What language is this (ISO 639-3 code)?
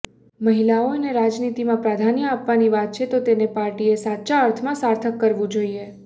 guj